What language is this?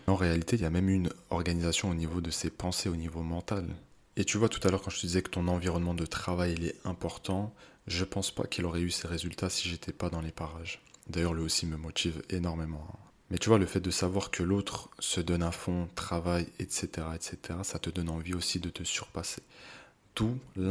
French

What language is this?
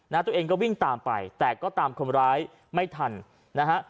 Thai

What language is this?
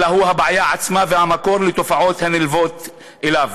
Hebrew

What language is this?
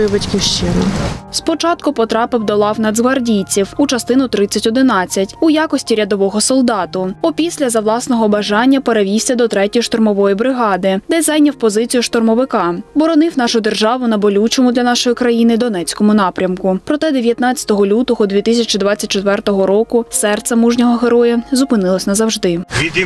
Ukrainian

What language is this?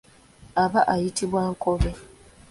Ganda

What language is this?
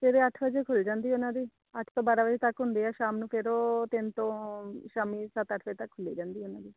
Punjabi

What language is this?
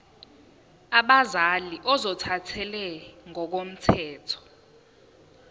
Zulu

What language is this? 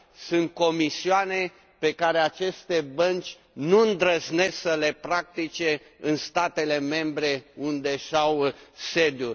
Romanian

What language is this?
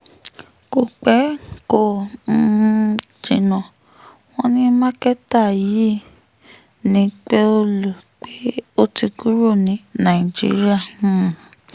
Yoruba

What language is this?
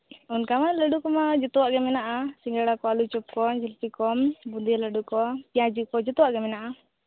Santali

